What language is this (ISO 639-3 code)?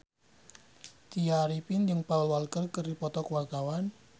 sun